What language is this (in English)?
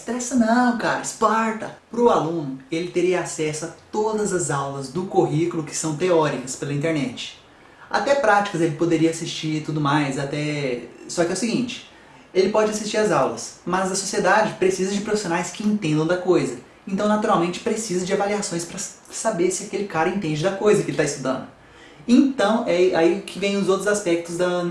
Portuguese